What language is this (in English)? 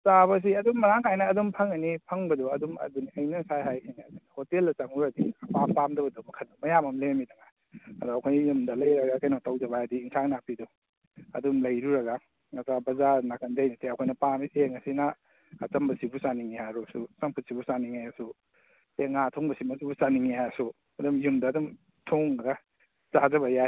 Manipuri